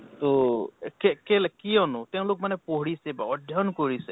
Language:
Assamese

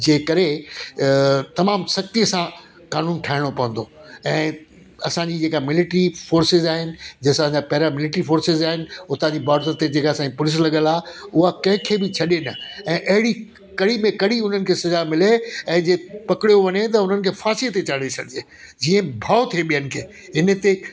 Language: Sindhi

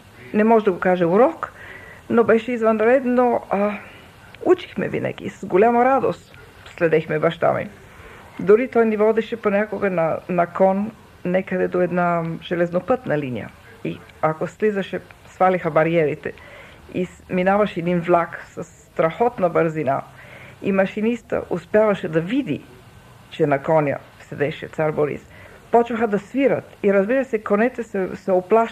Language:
Bulgarian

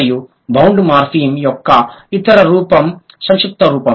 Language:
Telugu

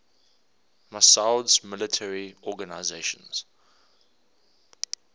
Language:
English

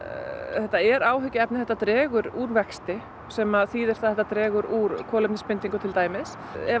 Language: Icelandic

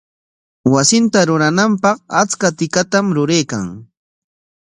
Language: Corongo Ancash Quechua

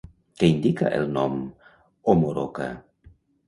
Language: Catalan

